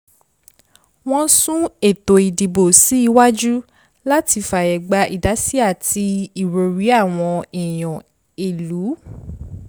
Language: Yoruba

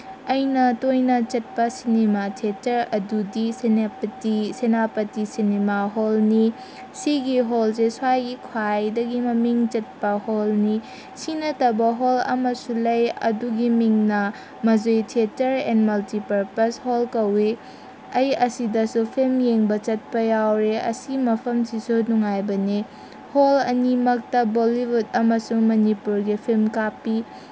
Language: Manipuri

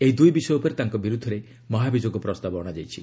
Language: Odia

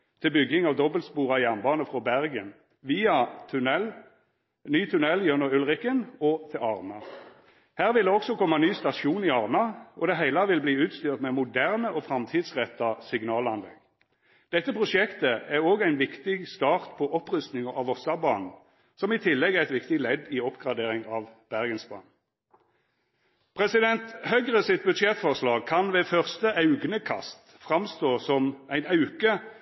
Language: Norwegian Nynorsk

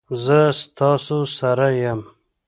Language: Pashto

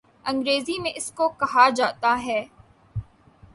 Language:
Urdu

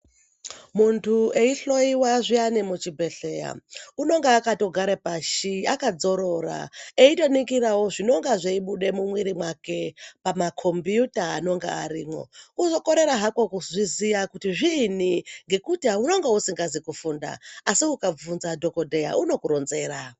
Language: Ndau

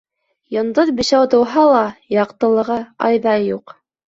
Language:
Bashkir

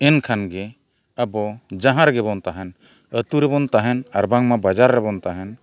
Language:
Santali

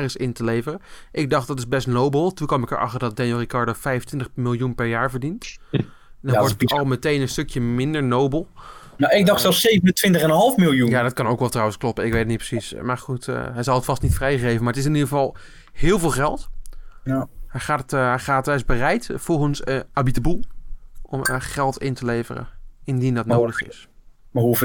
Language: Dutch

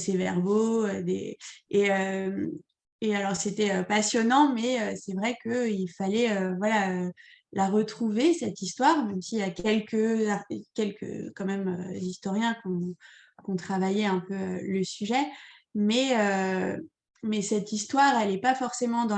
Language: French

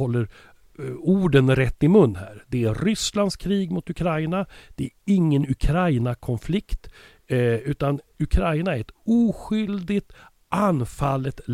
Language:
Swedish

